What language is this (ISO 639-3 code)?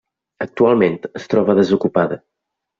cat